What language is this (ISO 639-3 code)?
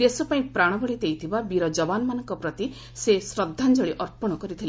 ori